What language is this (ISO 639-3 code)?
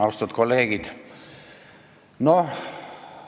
est